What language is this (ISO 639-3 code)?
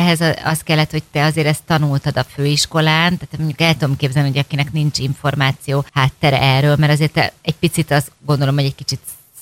hun